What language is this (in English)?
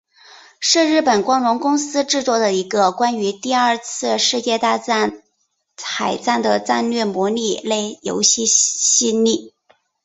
Chinese